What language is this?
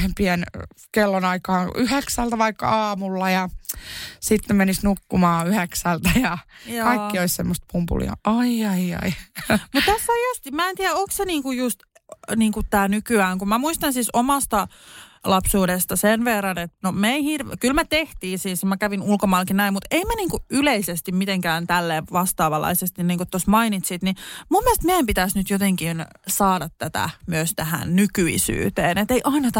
Finnish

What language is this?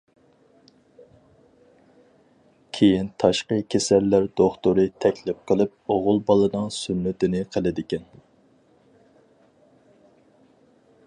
Uyghur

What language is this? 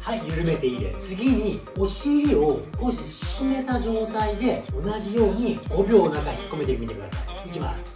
Japanese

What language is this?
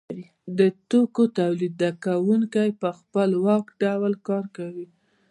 Pashto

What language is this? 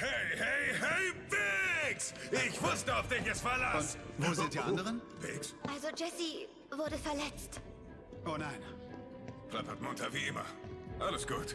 German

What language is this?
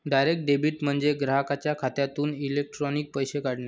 Marathi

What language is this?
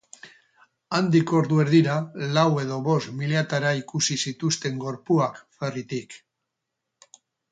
Basque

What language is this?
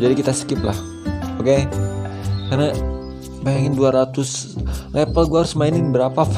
Indonesian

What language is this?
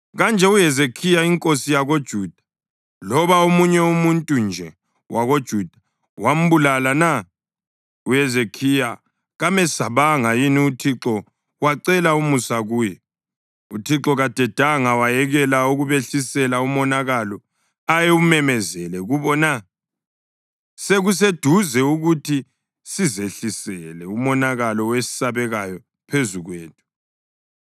North Ndebele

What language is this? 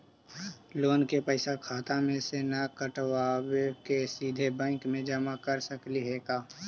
Magahi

